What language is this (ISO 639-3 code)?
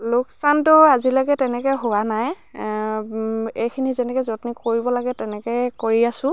asm